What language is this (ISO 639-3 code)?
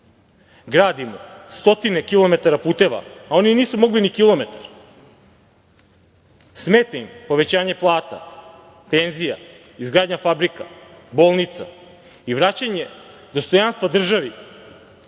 srp